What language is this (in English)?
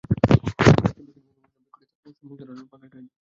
Bangla